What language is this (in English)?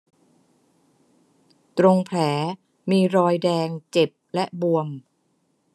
Thai